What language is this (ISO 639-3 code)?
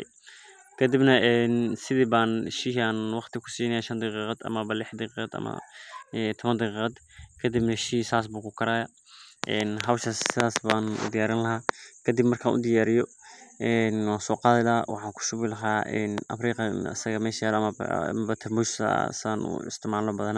som